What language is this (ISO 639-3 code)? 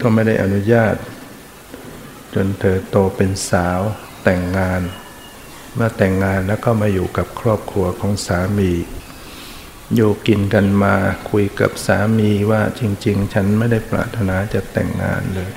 tha